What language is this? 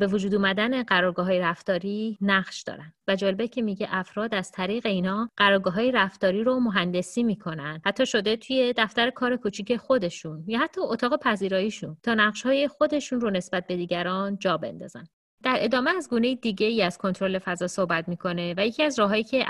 Persian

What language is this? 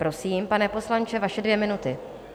Czech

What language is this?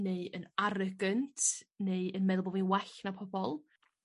Welsh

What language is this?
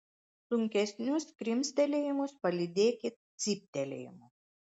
Lithuanian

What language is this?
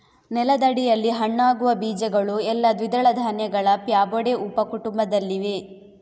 Kannada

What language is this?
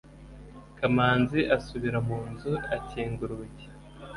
Kinyarwanda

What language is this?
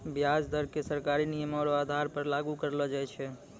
Maithili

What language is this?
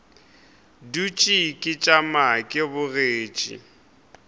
Northern Sotho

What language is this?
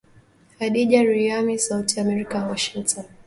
Swahili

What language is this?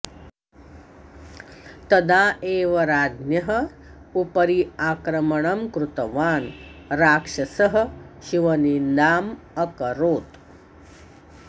Sanskrit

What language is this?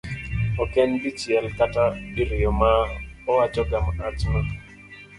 Luo (Kenya and Tanzania)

